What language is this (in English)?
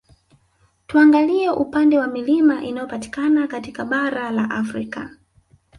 Swahili